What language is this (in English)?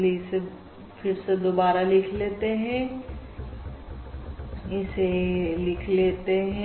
Hindi